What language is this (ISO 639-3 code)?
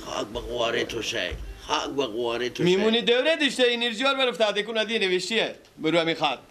fas